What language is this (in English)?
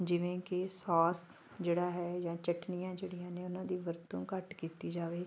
Punjabi